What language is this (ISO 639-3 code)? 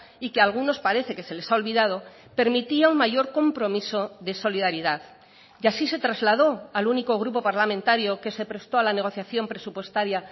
spa